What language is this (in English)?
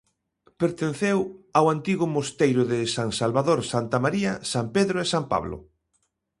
Galician